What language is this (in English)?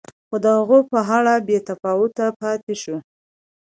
Pashto